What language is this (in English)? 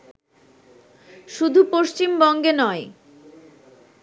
Bangla